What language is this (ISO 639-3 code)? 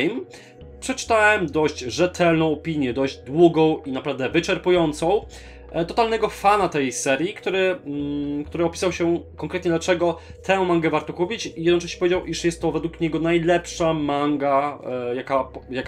pol